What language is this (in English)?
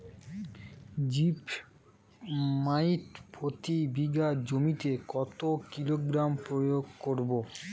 Bangla